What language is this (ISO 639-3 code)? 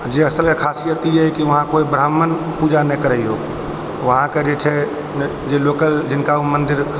mai